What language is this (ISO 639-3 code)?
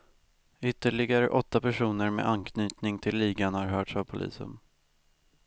swe